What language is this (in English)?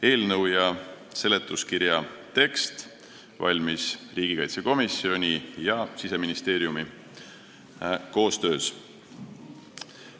Estonian